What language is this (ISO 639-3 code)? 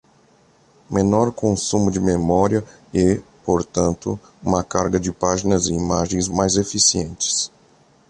por